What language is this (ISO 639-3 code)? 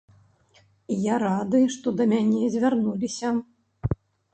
bel